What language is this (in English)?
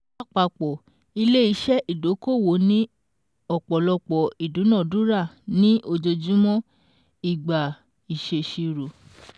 Yoruba